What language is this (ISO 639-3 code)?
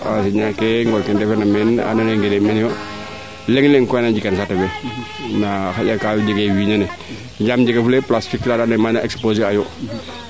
srr